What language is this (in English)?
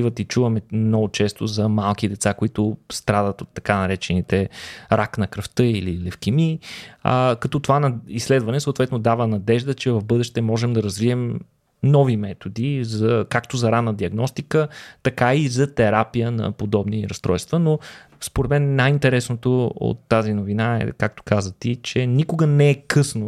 Bulgarian